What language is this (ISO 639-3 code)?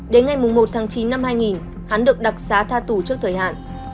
vie